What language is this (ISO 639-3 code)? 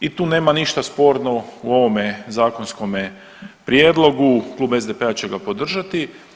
hrv